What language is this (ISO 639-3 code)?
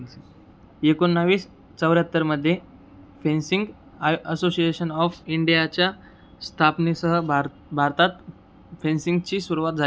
mar